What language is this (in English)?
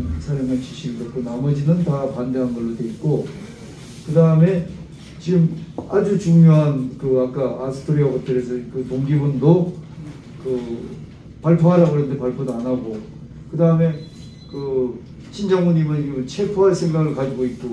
Korean